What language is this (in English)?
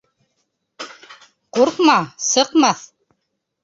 Bashkir